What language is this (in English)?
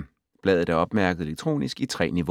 Danish